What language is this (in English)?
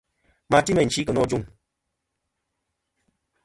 Kom